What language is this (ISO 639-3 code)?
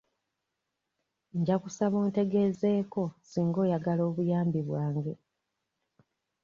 lug